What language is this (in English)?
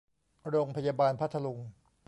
Thai